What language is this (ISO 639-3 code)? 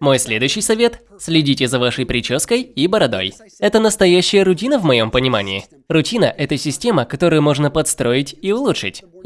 rus